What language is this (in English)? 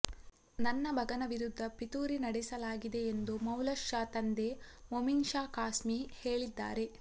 Kannada